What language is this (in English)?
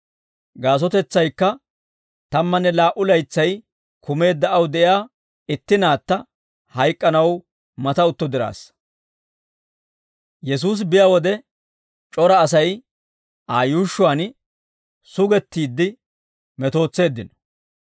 Dawro